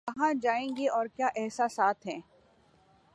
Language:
Urdu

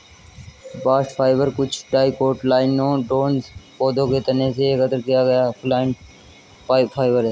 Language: Hindi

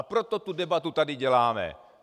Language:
Czech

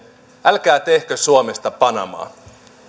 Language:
Finnish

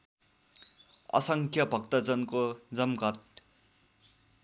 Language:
Nepali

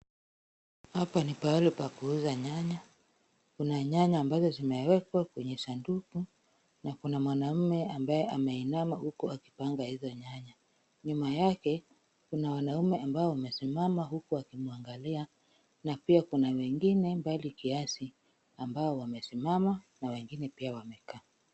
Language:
Swahili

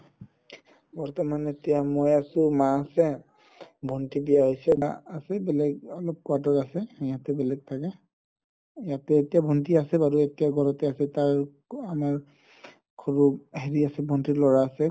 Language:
Assamese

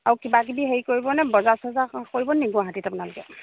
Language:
Assamese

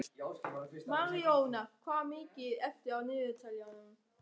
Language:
Icelandic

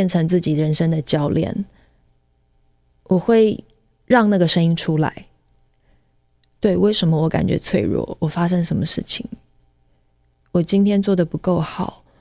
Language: Chinese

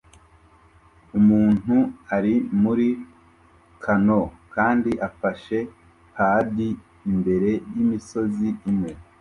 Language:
Kinyarwanda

